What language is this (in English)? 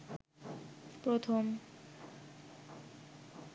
Bangla